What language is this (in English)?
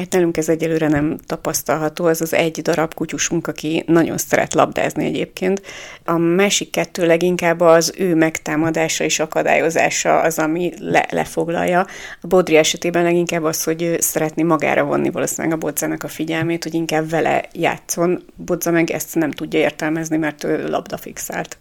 Hungarian